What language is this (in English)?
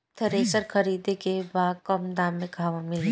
Bhojpuri